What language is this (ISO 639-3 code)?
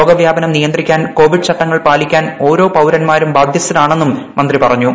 mal